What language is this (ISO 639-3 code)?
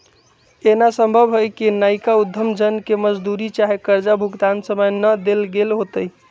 mag